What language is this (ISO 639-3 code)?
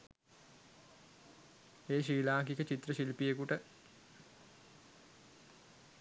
sin